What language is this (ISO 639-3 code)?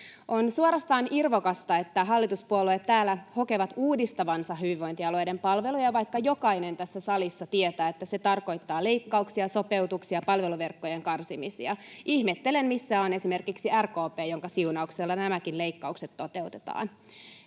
fin